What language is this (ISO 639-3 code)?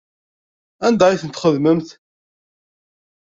kab